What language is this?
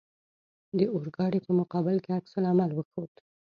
Pashto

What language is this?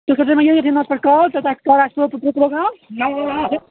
Kashmiri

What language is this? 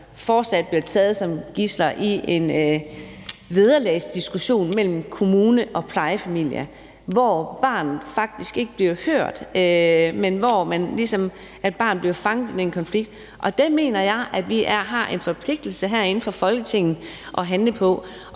Danish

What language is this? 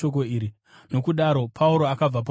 Shona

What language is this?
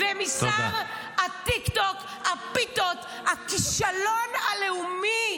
Hebrew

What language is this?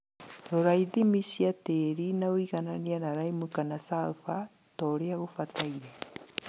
Kikuyu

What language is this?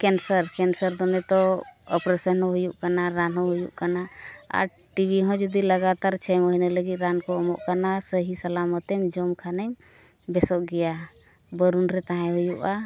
Santali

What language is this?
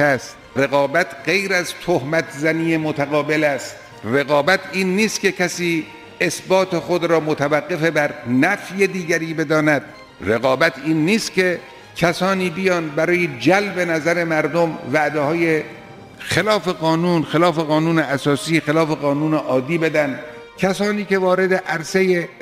Persian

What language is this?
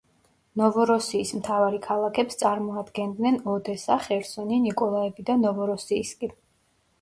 Georgian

